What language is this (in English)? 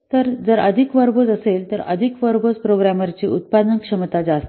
Marathi